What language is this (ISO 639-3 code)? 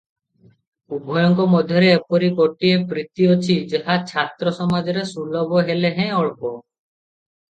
ori